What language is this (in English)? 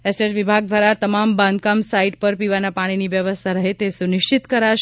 Gujarati